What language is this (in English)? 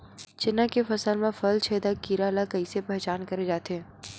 Chhattisgarhi